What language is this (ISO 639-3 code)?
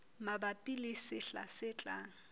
sot